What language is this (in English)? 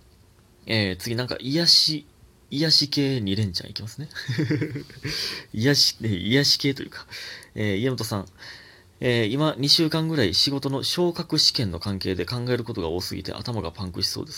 Japanese